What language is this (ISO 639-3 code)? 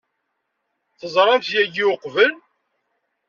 kab